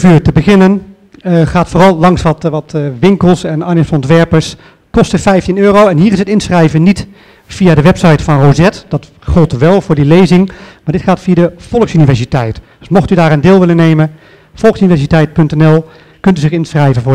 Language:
Dutch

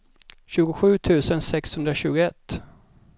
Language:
Swedish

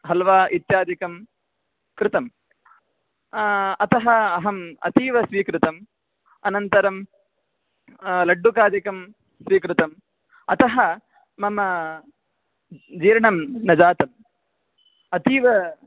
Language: Sanskrit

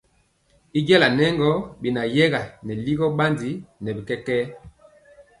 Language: Mpiemo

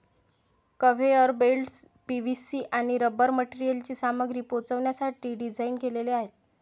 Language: Marathi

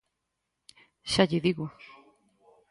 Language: Galician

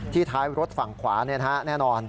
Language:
Thai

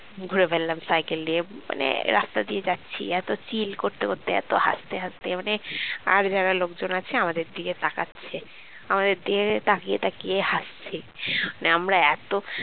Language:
Bangla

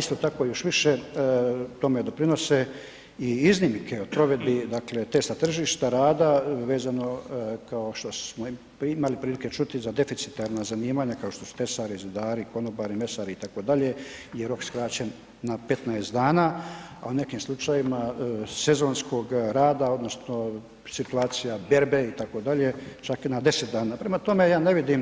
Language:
Croatian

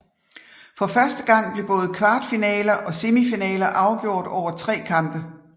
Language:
Danish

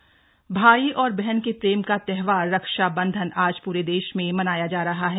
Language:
Hindi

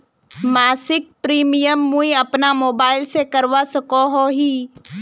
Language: Magahi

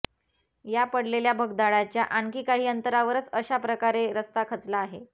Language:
Marathi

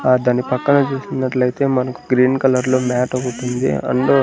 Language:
Telugu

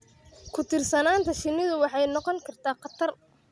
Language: Somali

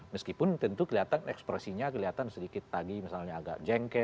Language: Indonesian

